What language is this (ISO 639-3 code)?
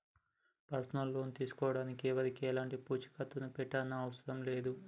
tel